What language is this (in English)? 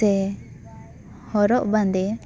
Santali